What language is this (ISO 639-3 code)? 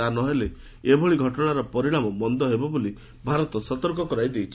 ori